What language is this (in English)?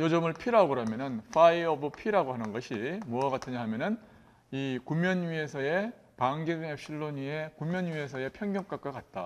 Korean